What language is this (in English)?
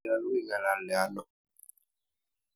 Kalenjin